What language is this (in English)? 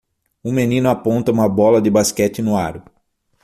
Portuguese